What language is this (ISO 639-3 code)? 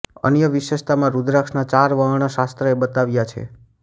guj